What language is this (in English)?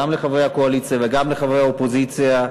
Hebrew